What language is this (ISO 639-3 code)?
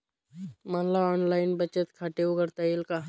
mar